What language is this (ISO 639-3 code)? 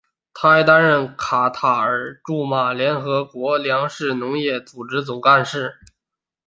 zho